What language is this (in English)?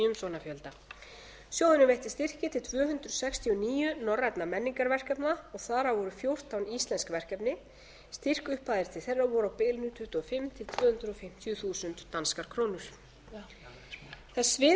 Icelandic